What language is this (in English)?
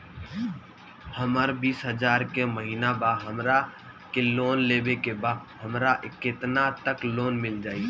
Bhojpuri